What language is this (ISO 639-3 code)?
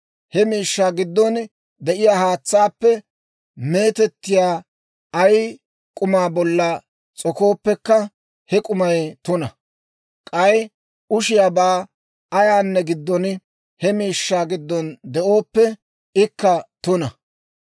dwr